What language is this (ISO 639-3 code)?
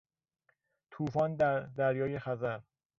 fas